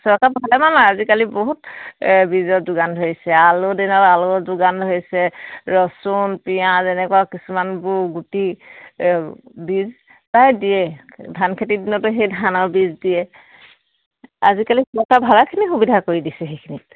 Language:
Assamese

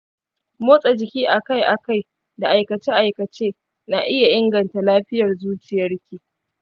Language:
Hausa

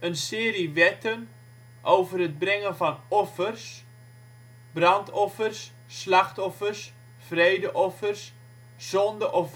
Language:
Dutch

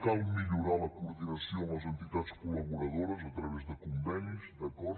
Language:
Catalan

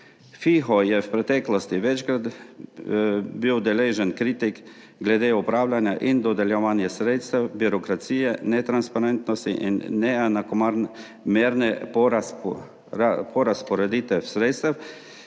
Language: Slovenian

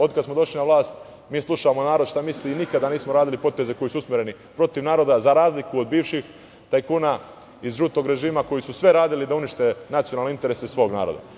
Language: Serbian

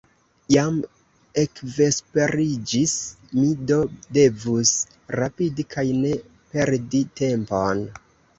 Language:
Esperanto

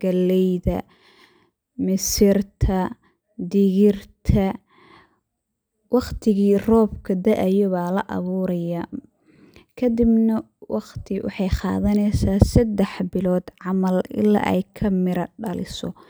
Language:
Somali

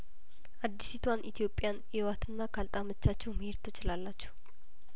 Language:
Amharic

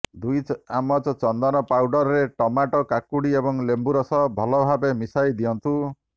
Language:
Odia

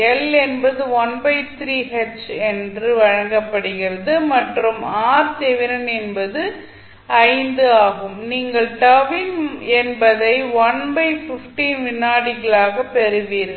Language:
Tamil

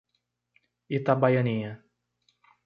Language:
Portuguese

